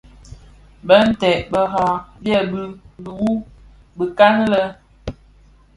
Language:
Bafia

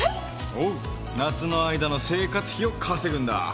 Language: Japanese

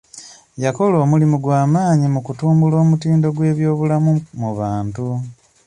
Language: Ganda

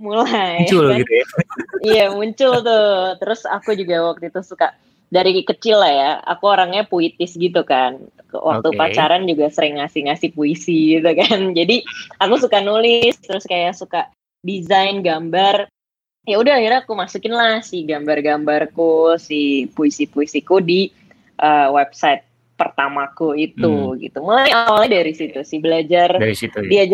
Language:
Indonesian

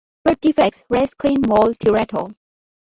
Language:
English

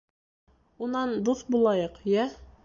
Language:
Bashkir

